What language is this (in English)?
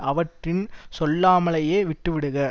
Tamil